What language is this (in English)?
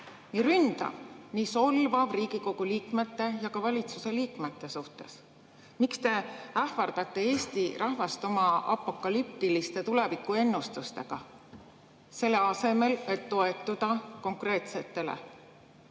Estonian